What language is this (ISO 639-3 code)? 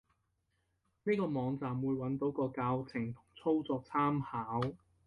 yue